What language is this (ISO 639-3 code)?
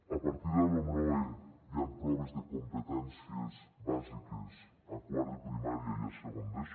cat